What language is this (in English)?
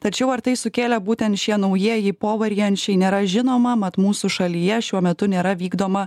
Lithuanian